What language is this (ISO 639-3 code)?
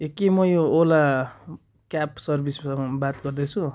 nep